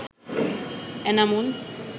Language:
Bangla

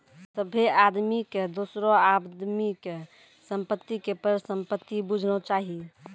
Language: Maithili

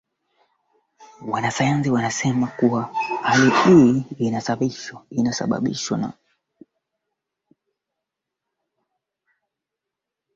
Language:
Swahili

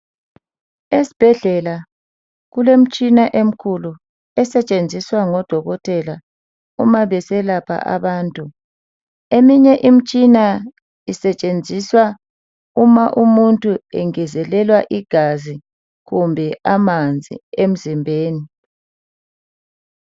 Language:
North Ndebele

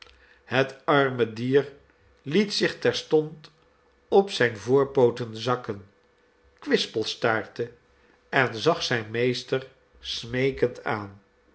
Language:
Dutch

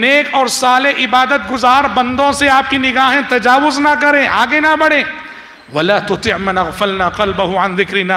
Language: Arabic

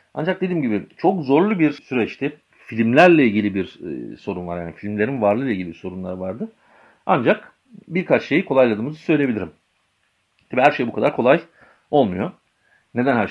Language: Turkish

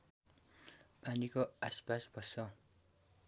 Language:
Nepali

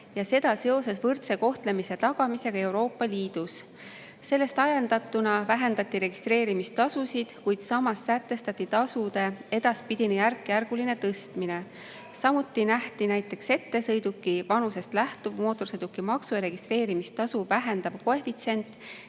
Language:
Estonian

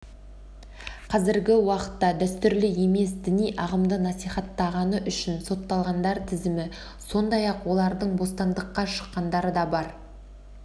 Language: Kazakh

